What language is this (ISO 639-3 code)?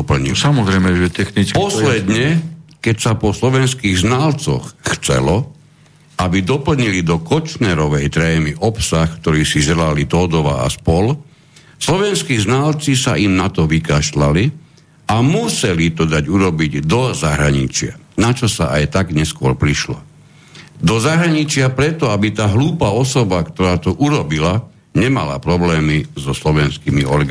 slk